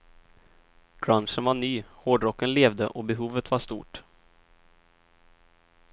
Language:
Swedish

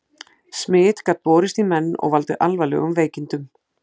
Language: Icelandic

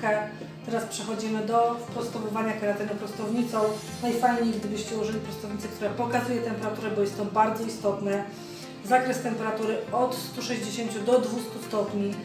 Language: Polish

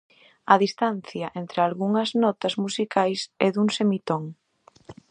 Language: Galician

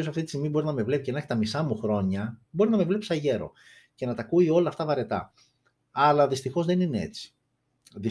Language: Greek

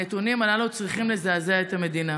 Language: Hebrew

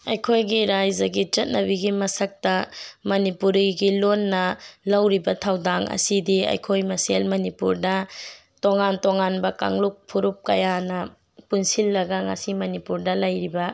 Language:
Manipuri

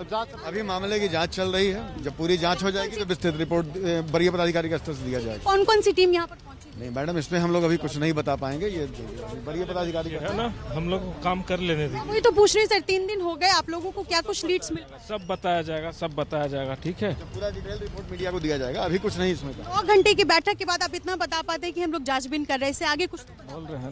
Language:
Hindi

